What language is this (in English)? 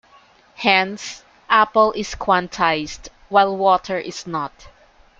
English